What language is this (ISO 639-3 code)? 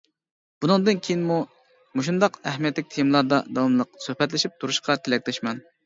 uig